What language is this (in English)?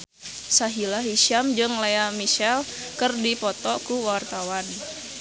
Sundanese